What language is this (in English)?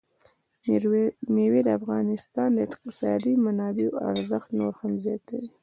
Pashto